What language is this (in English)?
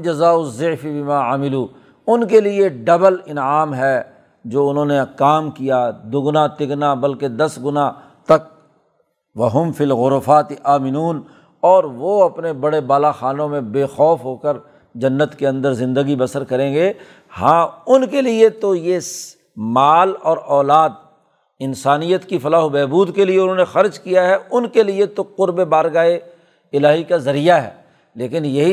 Urdu